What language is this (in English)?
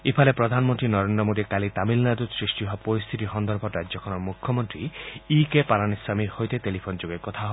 Assamese